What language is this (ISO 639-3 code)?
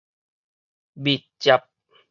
nan